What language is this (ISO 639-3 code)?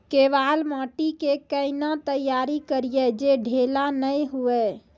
mai